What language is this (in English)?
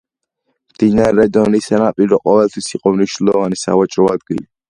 Georgian